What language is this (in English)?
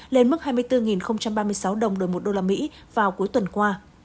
Vietnamese